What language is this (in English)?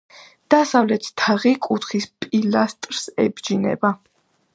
Georgian